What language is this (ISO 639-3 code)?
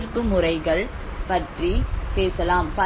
tam